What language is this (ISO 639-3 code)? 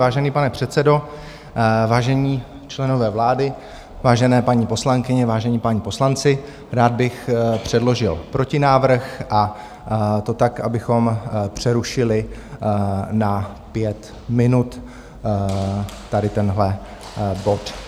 ces